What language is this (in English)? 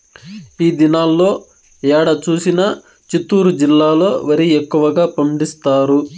Telugu